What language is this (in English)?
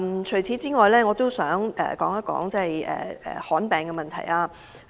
Cantonese